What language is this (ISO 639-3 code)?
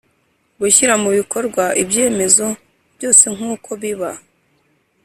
kin